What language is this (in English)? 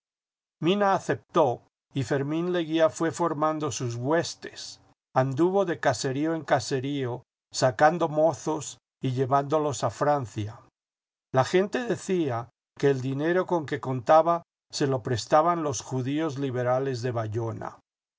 Spanish